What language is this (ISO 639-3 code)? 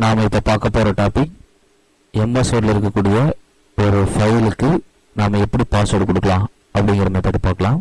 tam